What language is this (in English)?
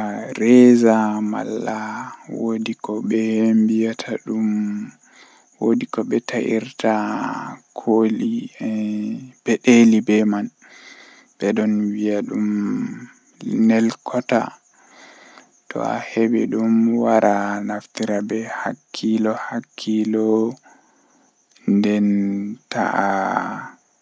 Western Niger Fulfulde